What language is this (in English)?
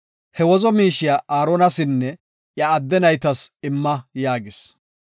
Gofa